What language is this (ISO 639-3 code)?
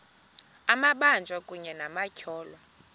xho